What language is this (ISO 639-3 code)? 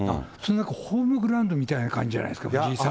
jpn